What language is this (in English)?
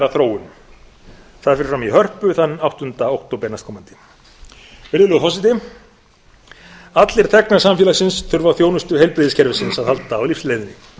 Icelandic